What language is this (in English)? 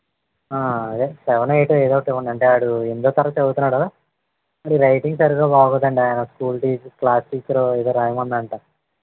Telugu